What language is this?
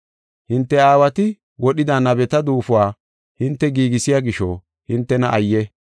Gofa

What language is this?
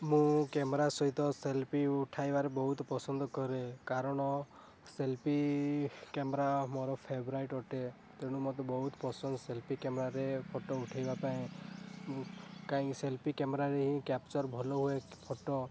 Odia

